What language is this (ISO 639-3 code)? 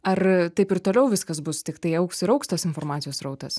lit